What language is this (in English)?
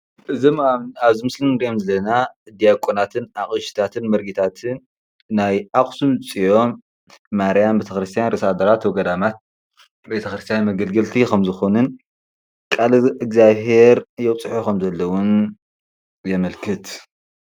Tigrinya